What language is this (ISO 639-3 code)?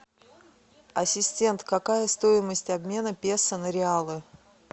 rus